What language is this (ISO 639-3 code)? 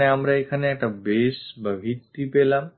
ben